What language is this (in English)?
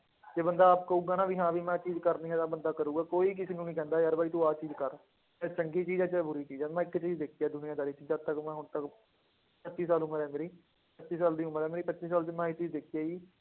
Punjabi